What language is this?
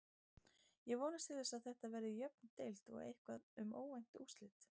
Icelandic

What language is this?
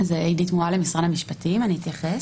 Hebrew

